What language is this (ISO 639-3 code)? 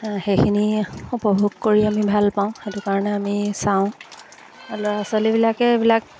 asm